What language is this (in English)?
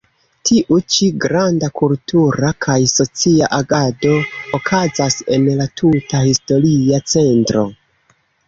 Esperanto